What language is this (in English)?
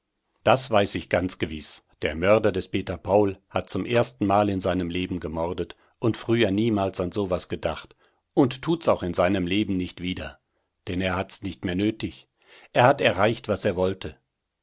German